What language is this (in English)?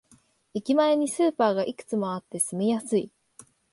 Japanese